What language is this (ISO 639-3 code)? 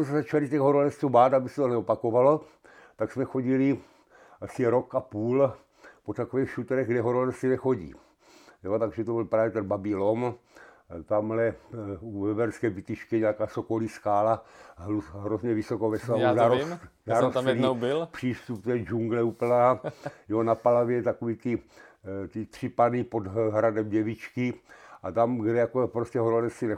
ces